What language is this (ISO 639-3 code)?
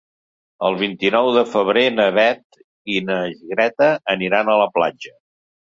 cat